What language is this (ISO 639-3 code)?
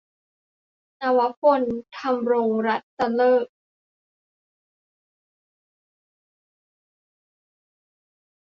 tha